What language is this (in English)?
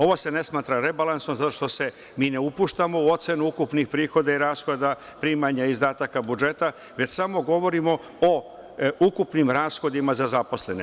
Serbian